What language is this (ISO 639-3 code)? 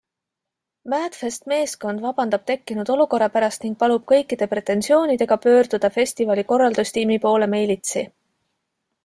est